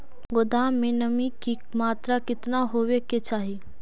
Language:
Magahi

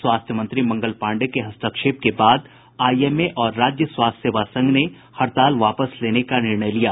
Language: Hindi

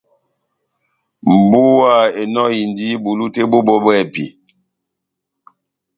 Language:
Batanga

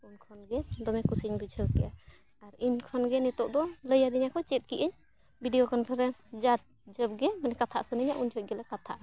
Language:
Santali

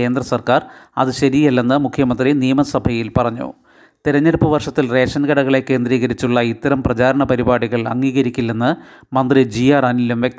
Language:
Malayalam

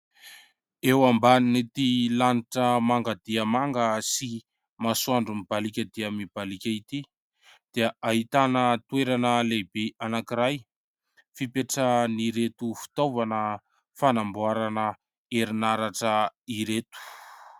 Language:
Malagasy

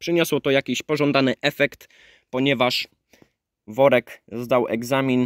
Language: Polish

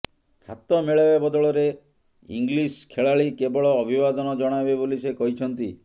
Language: Odia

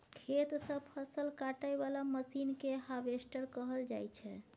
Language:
Maithili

